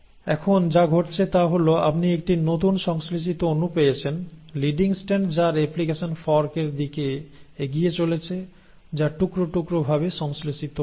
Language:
Bangla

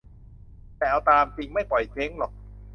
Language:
Thai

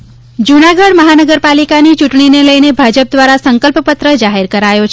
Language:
Gujarati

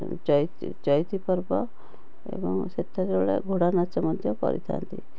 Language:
Odia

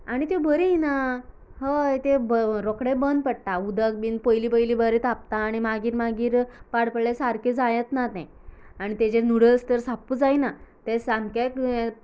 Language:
Konkani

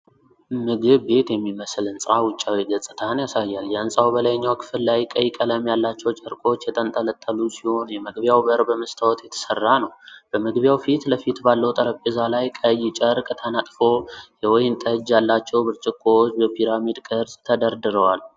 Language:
Amharic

